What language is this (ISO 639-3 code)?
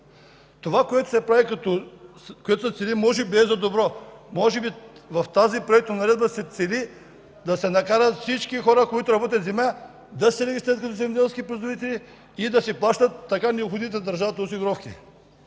bul